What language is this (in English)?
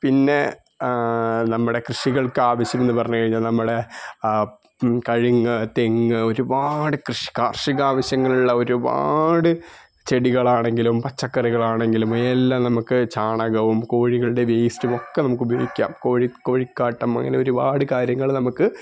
Malayalam